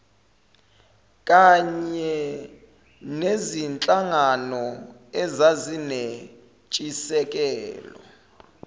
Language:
Zulu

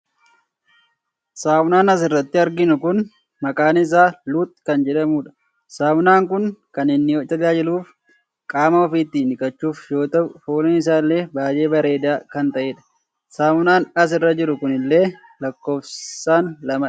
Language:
Oromo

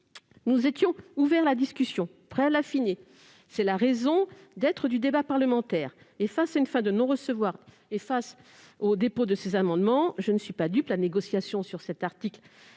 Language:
French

